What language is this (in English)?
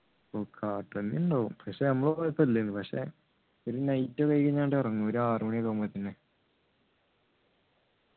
Malayalam